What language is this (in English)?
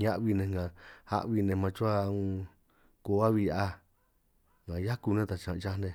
San Martín Itunyoso Triqui